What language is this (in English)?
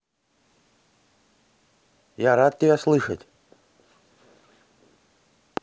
Russian